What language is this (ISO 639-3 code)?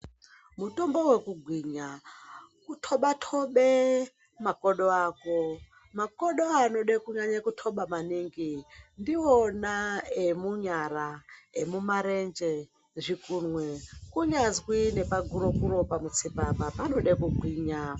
ndc